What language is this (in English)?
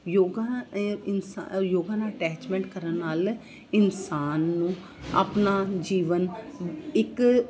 Punjabi